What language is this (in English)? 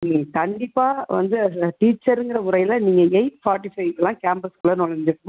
Tamil